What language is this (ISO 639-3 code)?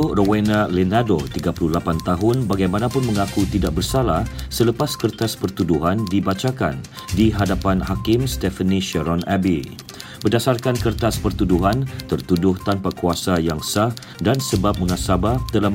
msa